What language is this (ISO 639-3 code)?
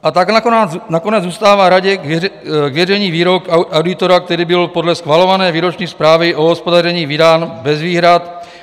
ces